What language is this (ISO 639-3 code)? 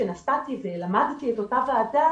heb